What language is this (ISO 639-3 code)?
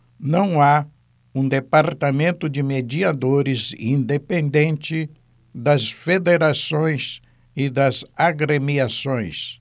por